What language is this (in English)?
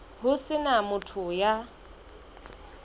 Southern Sotho